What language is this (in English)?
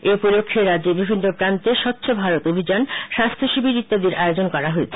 Bangla